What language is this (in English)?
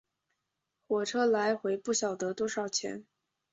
Chinese